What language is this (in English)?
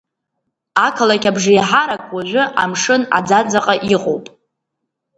Abkhazian